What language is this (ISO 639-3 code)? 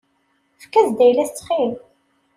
kab